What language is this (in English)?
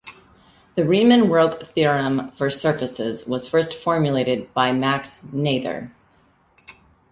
English